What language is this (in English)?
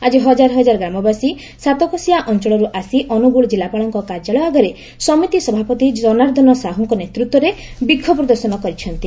Odia